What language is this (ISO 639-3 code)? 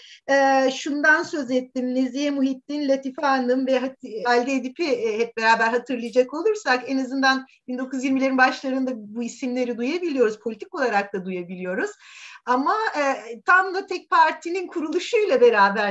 tur